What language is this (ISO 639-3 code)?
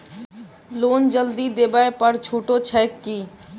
mai